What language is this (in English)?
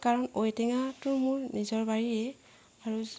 Assamese